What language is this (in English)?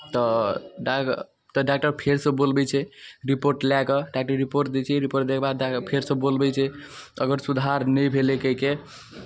Maithili